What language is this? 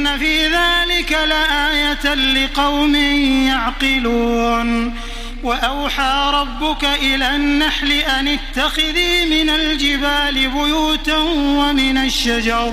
Arabic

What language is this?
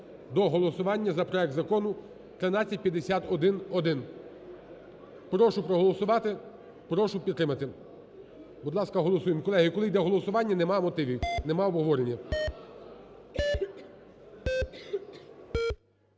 Ukrainian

